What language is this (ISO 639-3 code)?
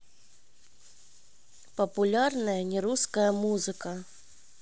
rus